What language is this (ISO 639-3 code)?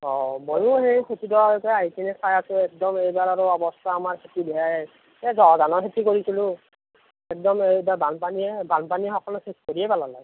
asm